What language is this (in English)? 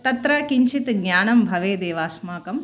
Sanskrit